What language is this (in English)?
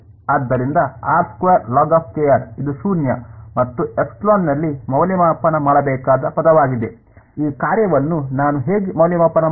Kannada